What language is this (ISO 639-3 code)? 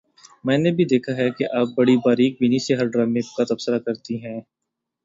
urd